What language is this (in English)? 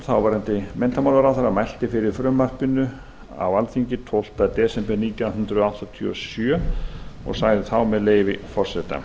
Icelandic